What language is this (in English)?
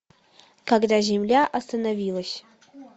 Russian